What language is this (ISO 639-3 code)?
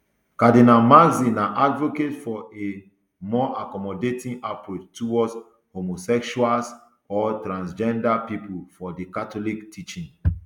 pcm